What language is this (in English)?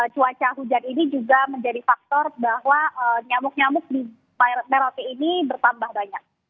Indonesian